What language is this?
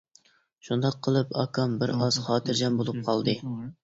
Uyghur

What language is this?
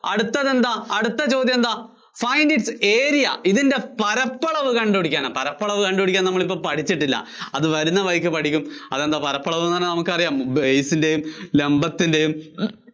Malayalam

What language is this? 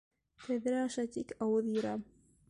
Bashkir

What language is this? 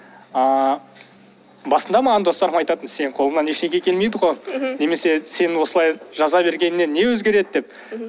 Kazakh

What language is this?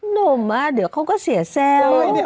Thai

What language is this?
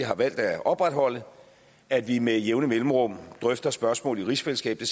Danish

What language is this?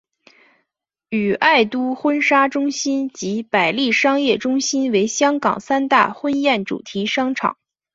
Chinese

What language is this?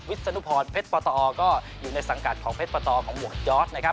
Thai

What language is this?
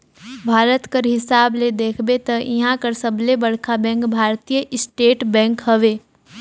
Chhattisgarhi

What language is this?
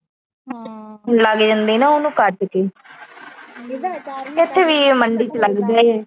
Punjabi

